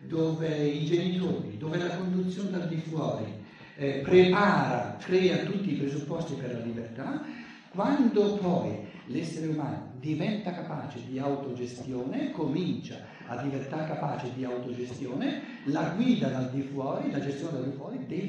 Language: Italian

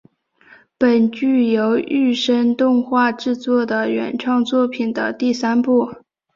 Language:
Chinese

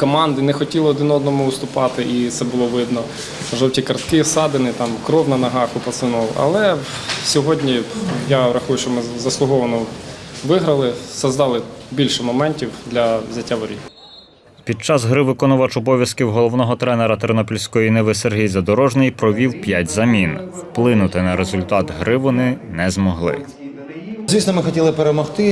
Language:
Ukrainian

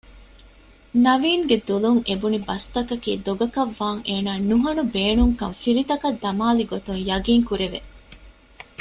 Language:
Divehi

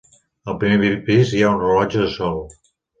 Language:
Catalan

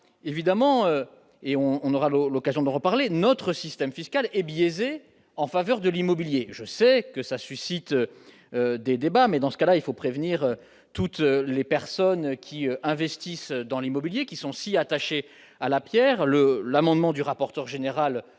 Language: French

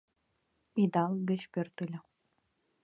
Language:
Mari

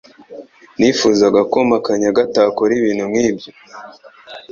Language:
Kinyarwanda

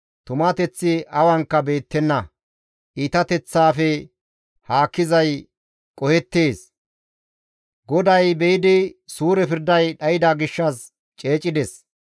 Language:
Gamo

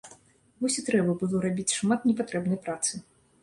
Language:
Belarusian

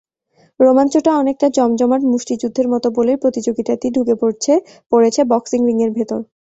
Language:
Bangla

